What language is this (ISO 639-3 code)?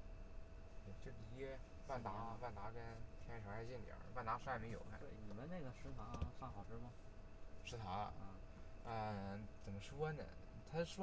zho